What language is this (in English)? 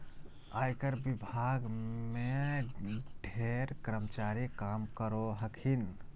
Magahi